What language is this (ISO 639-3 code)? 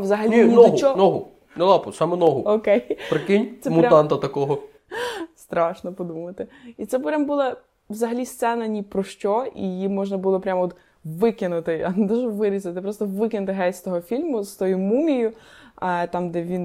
ukr